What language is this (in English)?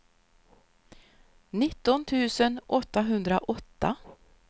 Swedish